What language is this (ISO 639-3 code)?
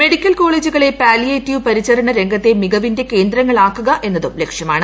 mal